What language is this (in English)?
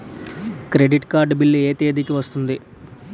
Telugu